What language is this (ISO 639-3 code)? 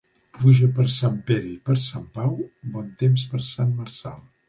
cat